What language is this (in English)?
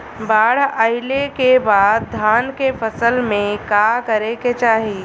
Bhojpuri